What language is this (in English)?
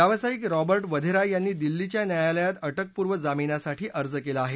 Marathi